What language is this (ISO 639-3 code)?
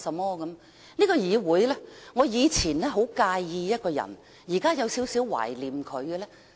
yue